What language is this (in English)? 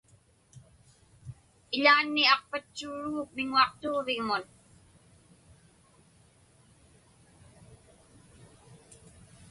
Inupiaq